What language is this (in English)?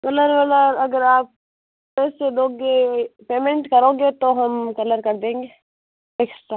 Hindi